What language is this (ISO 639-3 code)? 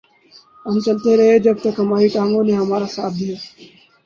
urd